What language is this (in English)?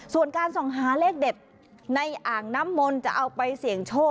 Thai